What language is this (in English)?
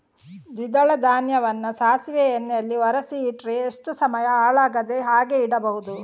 Kannada